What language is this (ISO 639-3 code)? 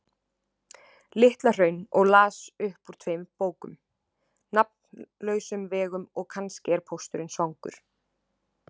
isl